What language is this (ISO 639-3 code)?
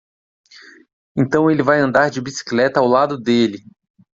por